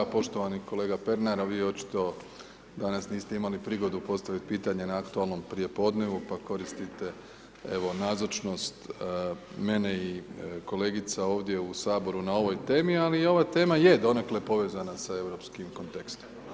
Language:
Croatian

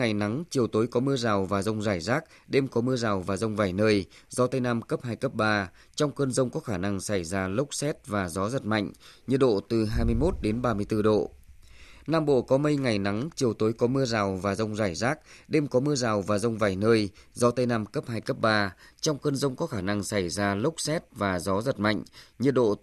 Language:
Vietnamese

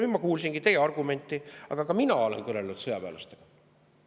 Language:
Estonian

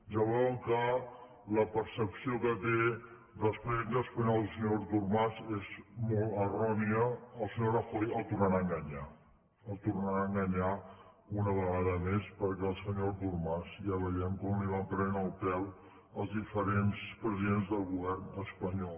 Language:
Catalan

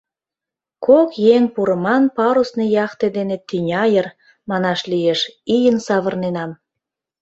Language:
Mari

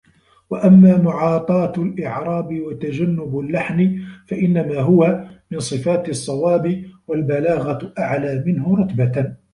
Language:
Arabic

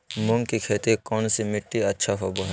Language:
Magahi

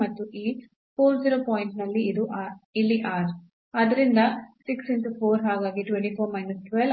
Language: Kannada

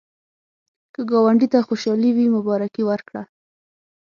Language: Pashto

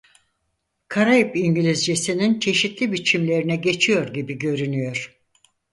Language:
Turkish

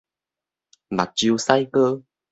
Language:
Min Nan Chinese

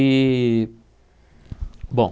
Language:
Portuguese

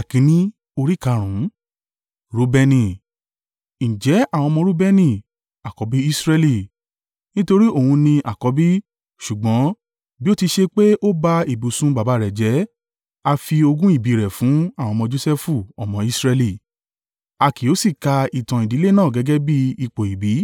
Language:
Yoruba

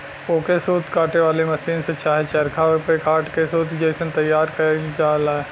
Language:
Bhojpuri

